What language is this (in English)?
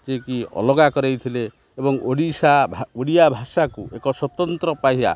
Odia